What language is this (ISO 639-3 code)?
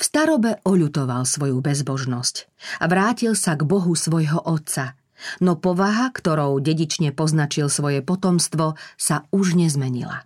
slk